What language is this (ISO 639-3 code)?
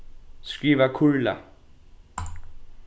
fao